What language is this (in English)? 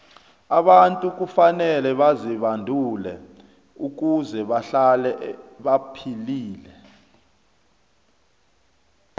South Ndebele